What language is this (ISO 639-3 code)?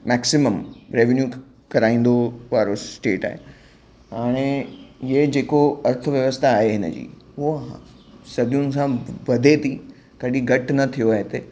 snd